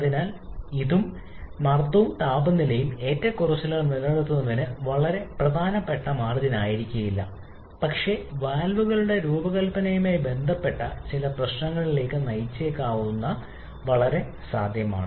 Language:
Malayalam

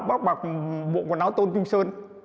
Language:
Vietnamese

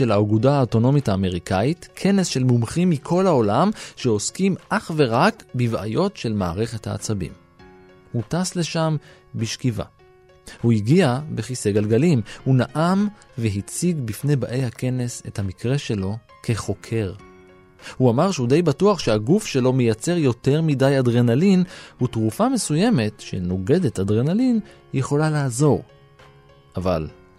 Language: Hebrew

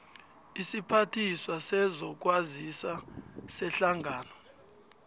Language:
South Ndebele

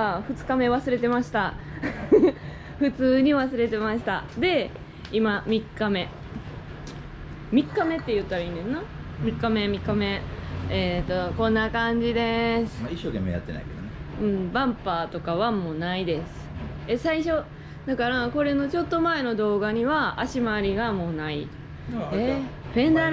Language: Japanese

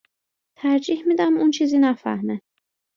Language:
Persian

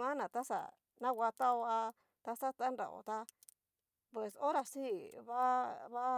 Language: Cacaloxtepec Mixtec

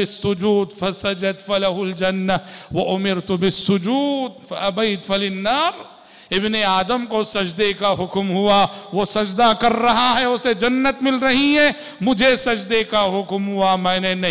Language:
Hindi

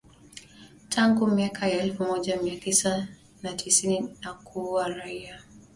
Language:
Swahili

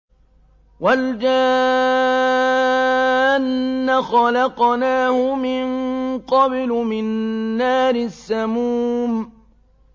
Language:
Arabic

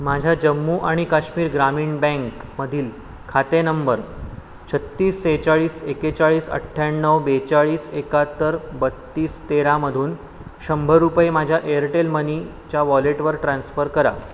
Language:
Marathi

